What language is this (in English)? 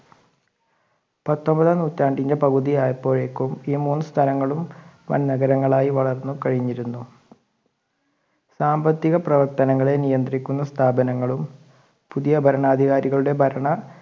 Malayalam